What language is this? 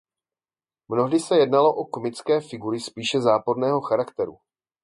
Czech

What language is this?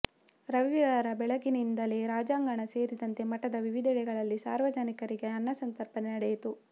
Kannada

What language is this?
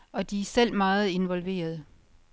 Danish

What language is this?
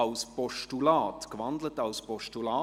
Swiss German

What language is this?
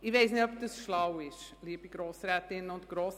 Swiss German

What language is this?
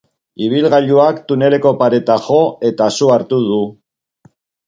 Basque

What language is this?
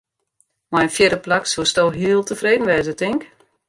Western Frisian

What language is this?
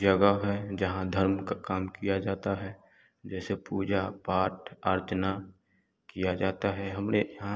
Hindi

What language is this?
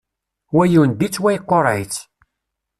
Kabyle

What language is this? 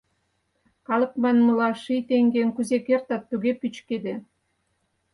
Mari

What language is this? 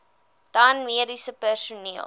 Afrikaans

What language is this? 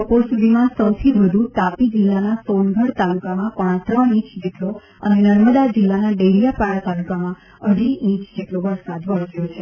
Gujarati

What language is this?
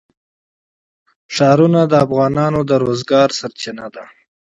Pashto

